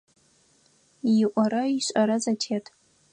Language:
Adyghe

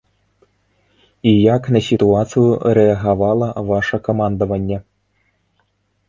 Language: Belarusian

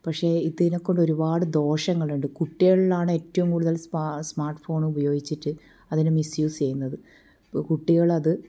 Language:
Malayalam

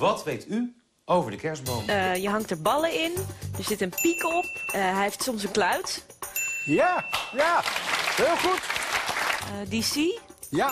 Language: Dutch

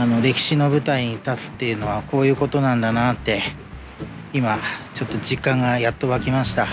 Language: Japanese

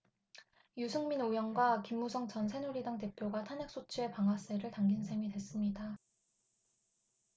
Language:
Korean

